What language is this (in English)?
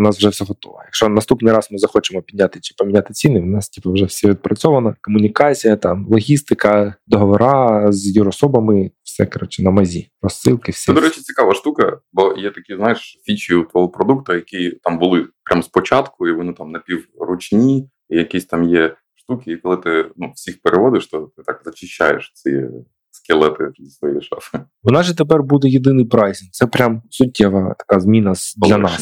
Ukrainian